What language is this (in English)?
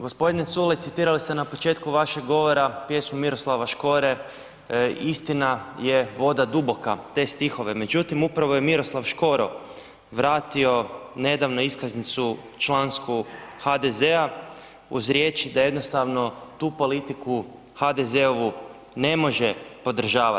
Croatian